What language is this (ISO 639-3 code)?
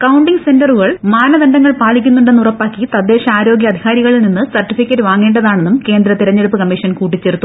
mal